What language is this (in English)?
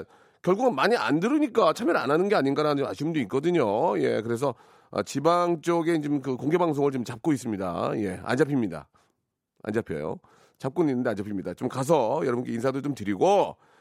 Korean